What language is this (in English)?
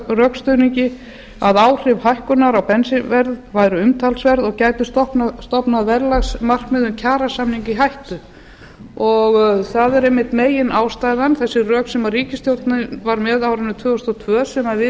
Icelandic